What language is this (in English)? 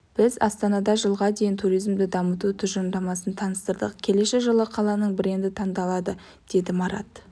Kazakh